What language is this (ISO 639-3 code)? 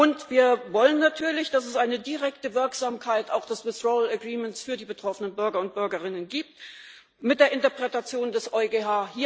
deu